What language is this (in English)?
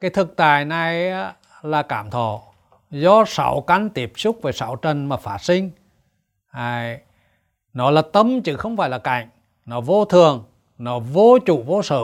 Vietnamese